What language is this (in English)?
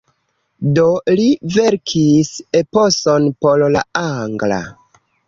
Esperanto